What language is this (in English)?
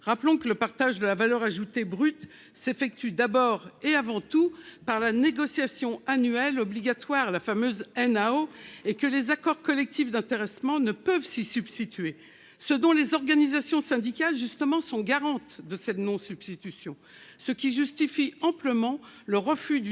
French